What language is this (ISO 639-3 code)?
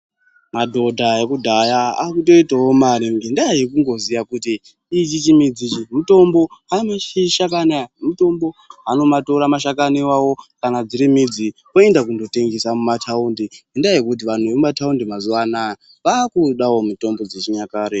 ndc